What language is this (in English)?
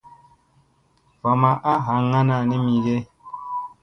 Musey